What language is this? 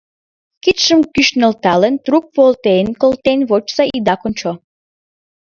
Mari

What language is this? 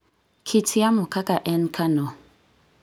Luo (Kenya and Tanzania)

